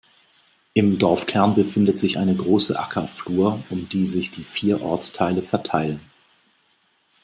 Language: German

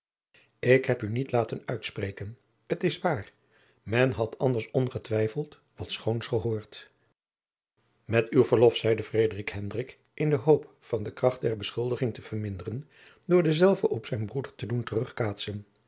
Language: Dutch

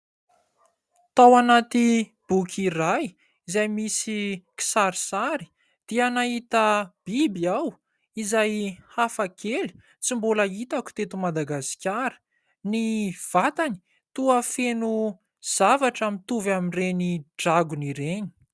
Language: Malagasy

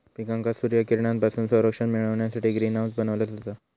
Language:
Marathi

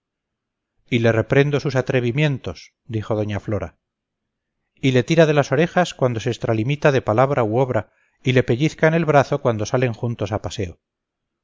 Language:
Spanish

